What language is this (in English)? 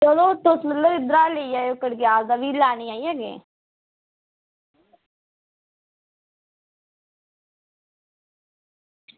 Dogri